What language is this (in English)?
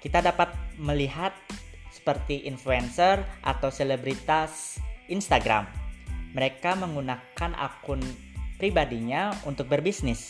Indonesian